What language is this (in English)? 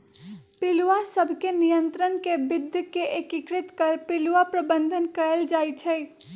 Magahi